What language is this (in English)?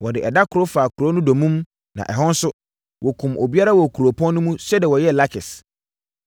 Akan